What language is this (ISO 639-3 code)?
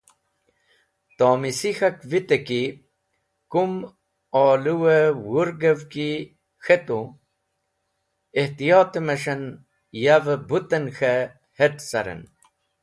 wbl